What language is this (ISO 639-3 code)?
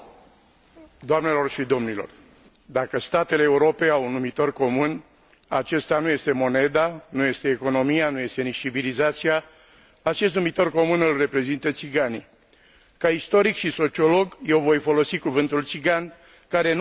ron